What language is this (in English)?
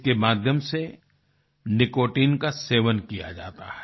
Hindi